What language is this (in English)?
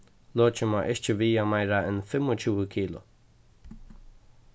Faroese